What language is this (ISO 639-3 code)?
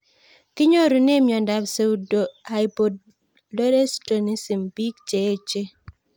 kln